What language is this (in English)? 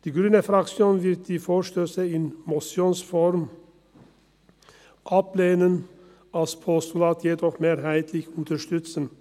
Swiss German